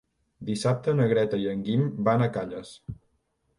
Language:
Catalan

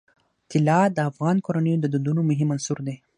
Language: Pashto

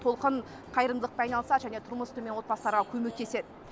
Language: Kazakh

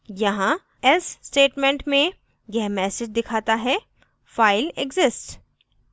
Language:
Hindi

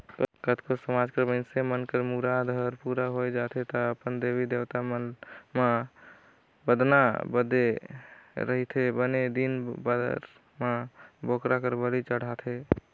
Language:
Chhattisgarhi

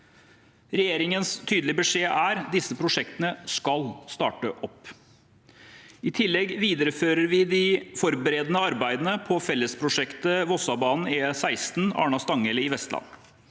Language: Norwegian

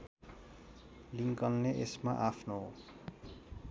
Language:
Nepali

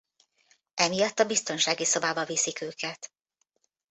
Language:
Hungarian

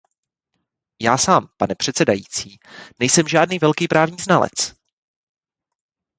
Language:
Czech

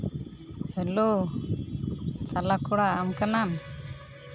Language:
Santali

